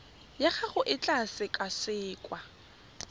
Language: Tswana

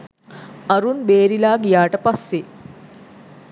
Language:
Sinhala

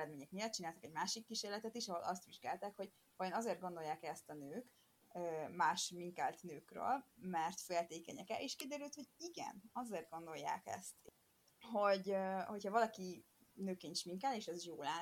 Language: Hungarian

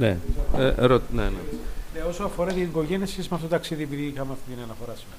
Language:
Greek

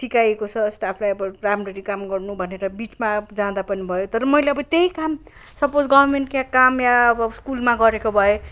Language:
Nepali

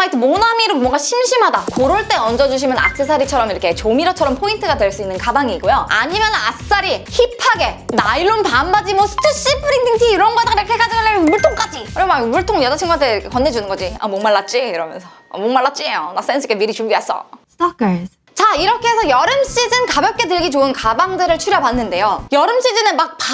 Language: Korean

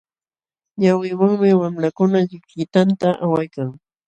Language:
Jauja Wanca Quechua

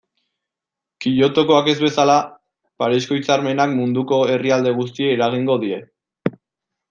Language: Basque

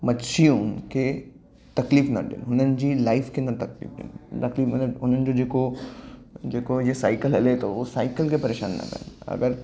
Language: Sindhi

